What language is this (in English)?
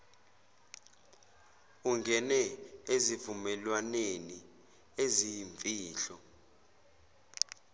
Zulu